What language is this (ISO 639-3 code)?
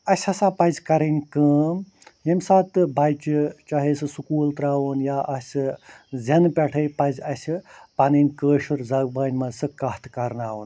kas